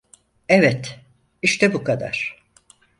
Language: Turkish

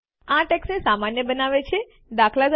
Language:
Gujarati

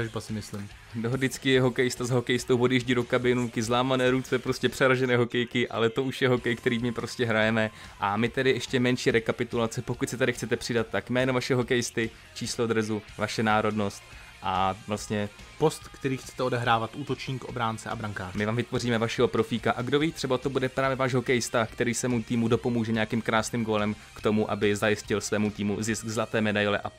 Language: Czech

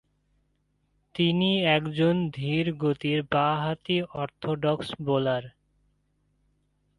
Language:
Bangla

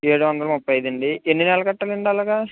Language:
Telugu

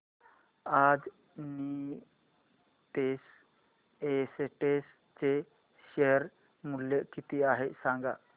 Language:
Marathi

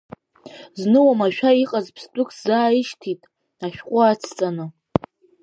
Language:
Abkhazian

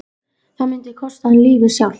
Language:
Icelandic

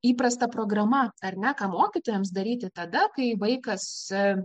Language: Lithuanian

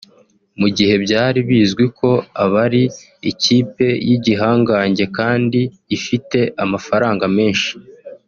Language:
Kinyarwanda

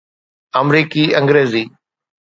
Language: Sindhi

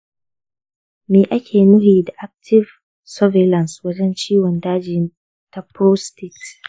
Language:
Hausa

